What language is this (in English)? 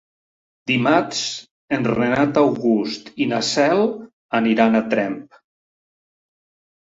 Catalan